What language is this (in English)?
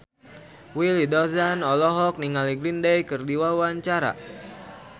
Sundanese